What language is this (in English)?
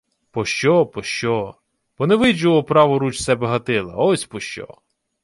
Ukrainian